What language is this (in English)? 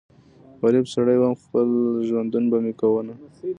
Pashto